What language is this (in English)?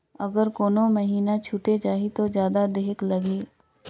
Chhattisgarhi